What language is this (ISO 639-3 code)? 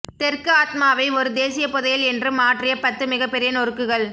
tam